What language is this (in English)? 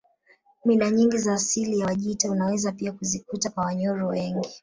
Swahili